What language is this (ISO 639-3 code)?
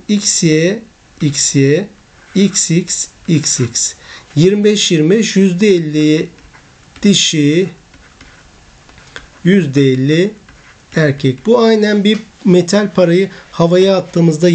tur